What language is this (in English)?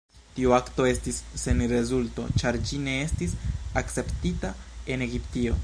Esperanto